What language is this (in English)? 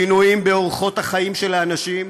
Hebrew